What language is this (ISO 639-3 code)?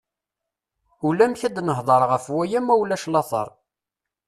kab